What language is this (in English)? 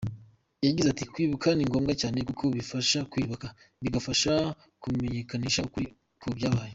Kinyarwanda